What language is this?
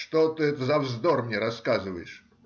Russian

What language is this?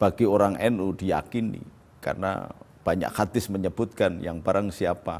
Indonesian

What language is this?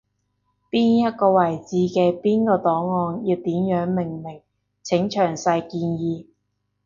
Cantonese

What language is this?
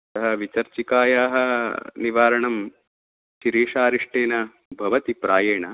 Sanskrit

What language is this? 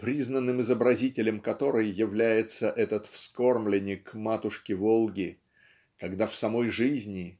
Russian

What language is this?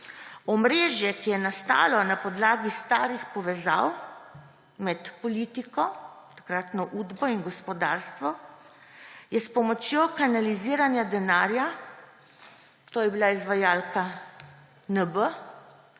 Slovenian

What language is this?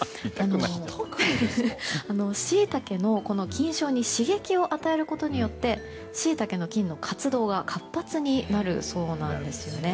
Japanese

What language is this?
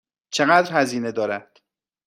Persian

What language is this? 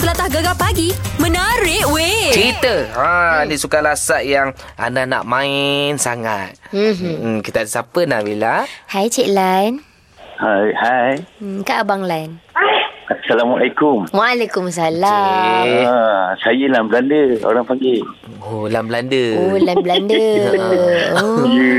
Malay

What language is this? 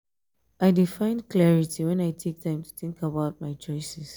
Nigerian Pidgin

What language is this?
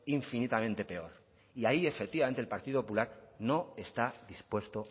Spanish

